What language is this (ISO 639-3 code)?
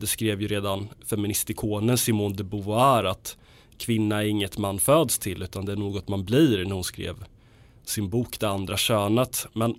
swe